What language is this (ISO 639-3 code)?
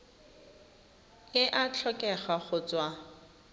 tsn